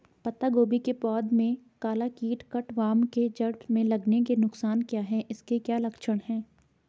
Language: Hindi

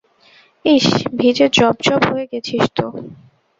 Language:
Bangla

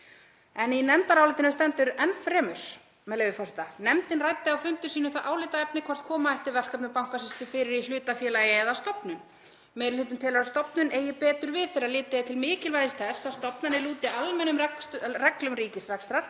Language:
Icelandic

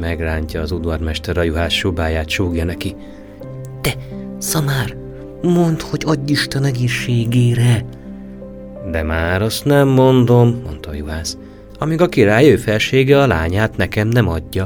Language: Hungarian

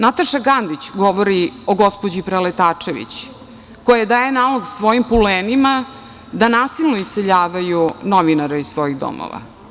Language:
Serbian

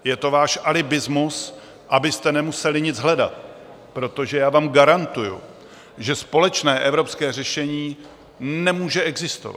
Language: Czech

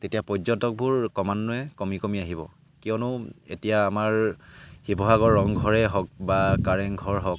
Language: Assamese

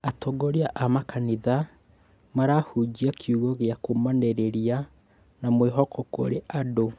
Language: Kikuyu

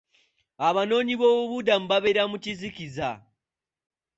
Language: Ganda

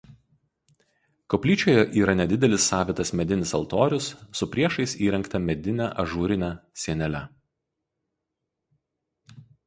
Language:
Lithuanian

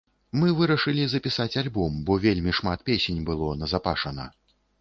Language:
Belarusian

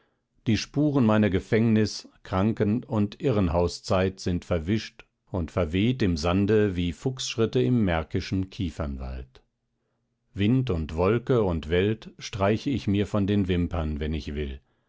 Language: German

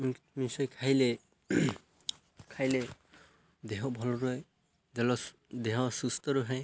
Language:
Odia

